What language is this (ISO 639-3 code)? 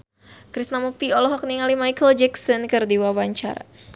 sun